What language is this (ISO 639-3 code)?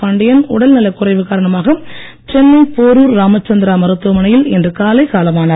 tam